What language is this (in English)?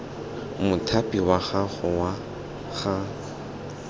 Tswana